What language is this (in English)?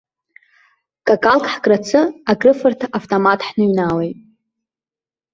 Abkhazian